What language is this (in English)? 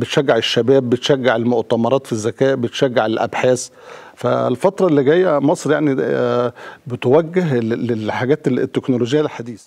Arabic